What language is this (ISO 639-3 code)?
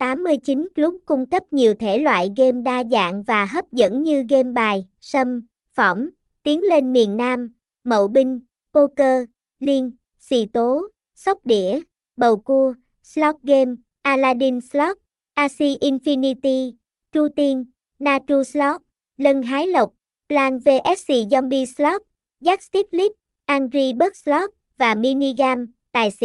vie